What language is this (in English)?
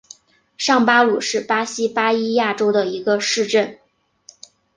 Chinese